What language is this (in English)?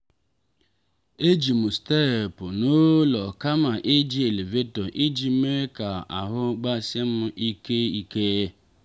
Igbo